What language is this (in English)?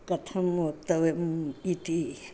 Sanskrit